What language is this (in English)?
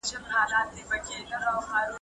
Pashto